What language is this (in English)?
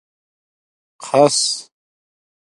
Domaaki